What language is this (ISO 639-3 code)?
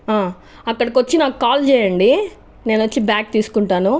tel